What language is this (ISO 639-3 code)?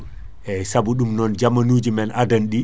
ful